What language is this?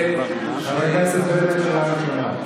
Hebrew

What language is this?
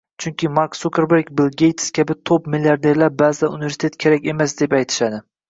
Uzbek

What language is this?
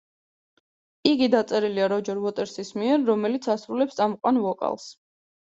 Georgian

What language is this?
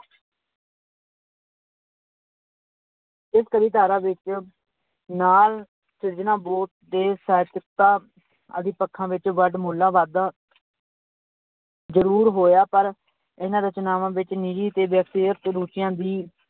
Punjabi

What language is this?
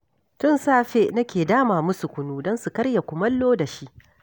Hausa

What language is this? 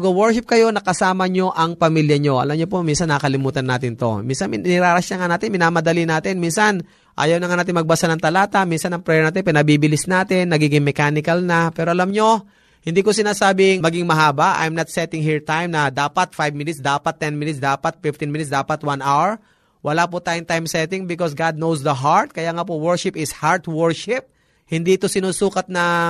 Filipino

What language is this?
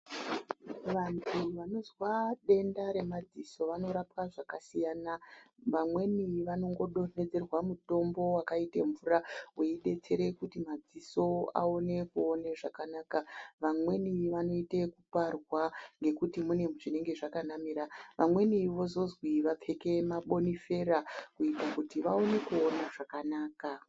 Ndau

